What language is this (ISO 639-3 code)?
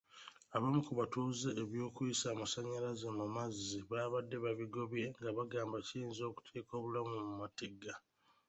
lug